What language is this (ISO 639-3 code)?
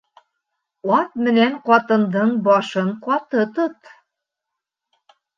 bak